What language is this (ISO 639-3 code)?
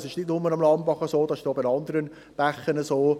gsw